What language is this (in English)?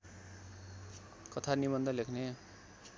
Nepali